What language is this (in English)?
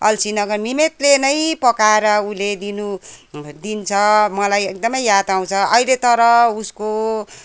Nepali